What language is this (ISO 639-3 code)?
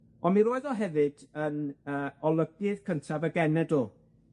cym